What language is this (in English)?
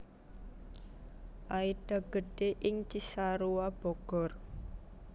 Javanese